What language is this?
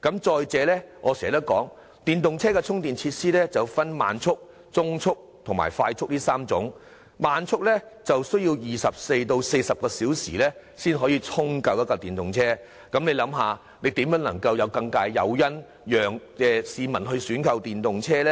Cantonese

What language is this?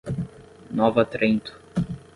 Portuguese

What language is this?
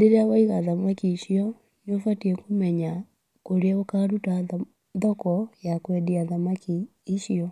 Kikuyu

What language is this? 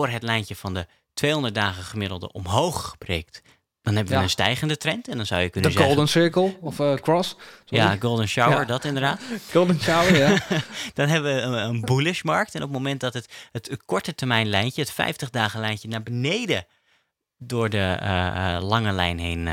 Dutch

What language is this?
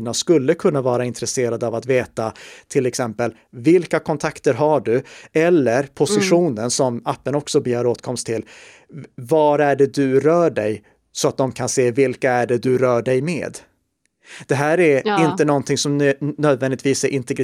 Swedish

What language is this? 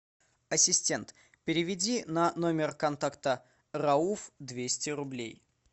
Russian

